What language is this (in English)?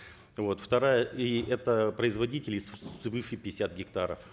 Kazakh